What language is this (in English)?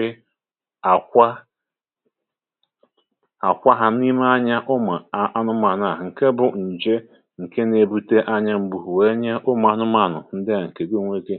Igbo